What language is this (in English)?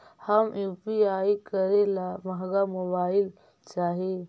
Magahi